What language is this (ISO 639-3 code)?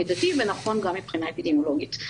heb